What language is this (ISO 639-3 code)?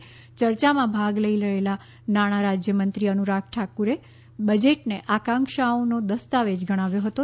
guj